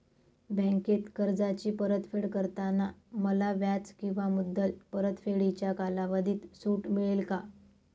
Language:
Marathi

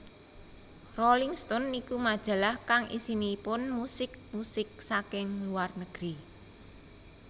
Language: Javanese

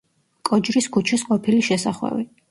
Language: Georgian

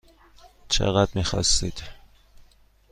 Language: Persian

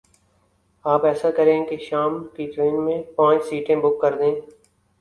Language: Urdu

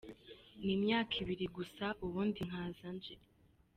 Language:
Kinyarwanda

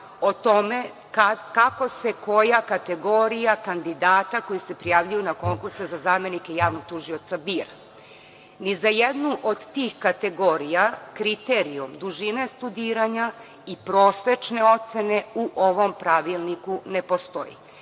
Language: Serbian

